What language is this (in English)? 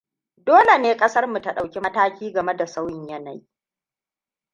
Hausa